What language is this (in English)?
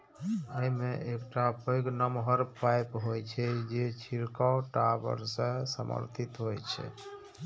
Maithili